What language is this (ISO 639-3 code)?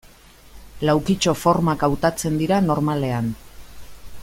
eus